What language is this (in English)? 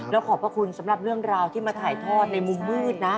Thai